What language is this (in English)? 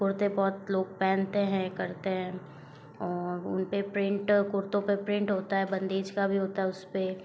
Hindi